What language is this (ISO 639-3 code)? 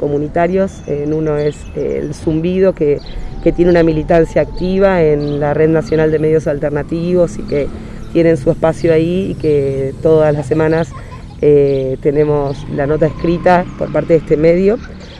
spa